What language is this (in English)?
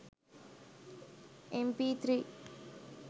Sinhala